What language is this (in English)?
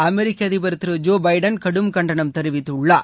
Tamil